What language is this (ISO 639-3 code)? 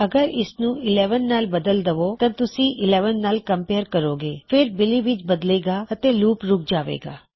pan